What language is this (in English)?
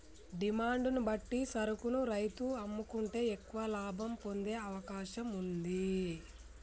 Telugu